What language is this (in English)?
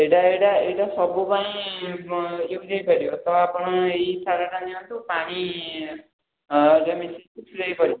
Odia